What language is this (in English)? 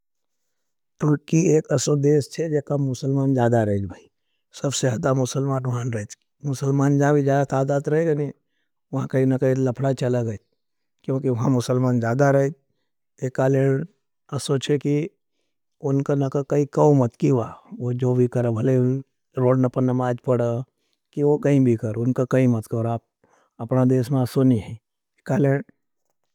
Nimadi